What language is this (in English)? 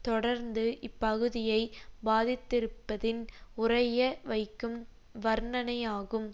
Tamil